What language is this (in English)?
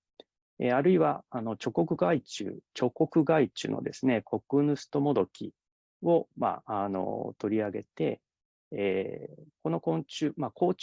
Japanese